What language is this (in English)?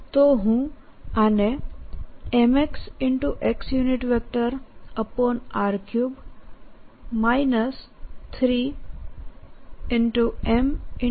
Gujarati